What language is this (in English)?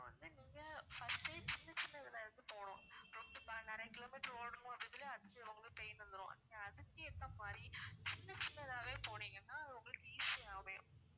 Tamil